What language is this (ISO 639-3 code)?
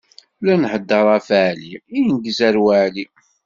kab